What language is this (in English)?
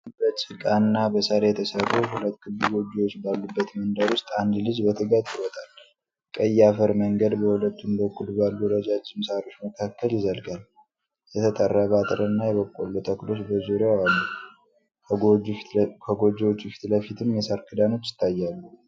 Amharic